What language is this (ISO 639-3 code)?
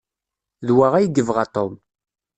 kab